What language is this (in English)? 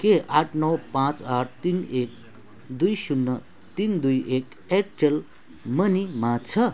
Nepali